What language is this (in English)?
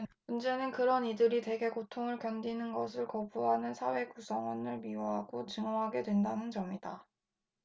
Korean